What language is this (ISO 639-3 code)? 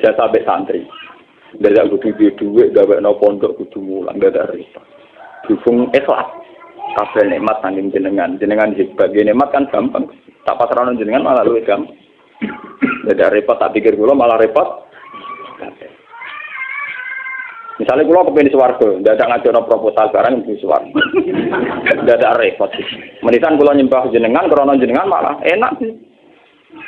ind